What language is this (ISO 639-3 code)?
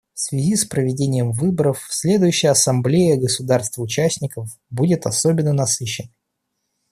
rus